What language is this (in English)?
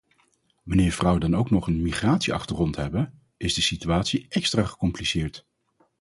Dutch